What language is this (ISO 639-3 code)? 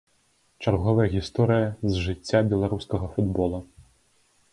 bel